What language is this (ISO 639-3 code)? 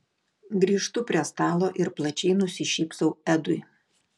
lit